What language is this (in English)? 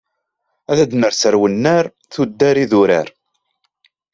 Kabyle